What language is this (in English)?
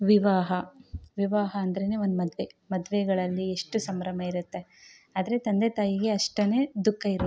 Kannada